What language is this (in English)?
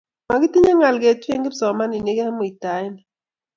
Kalenjin